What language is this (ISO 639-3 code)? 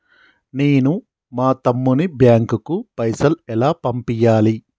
tel